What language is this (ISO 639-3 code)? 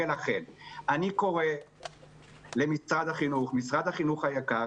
heb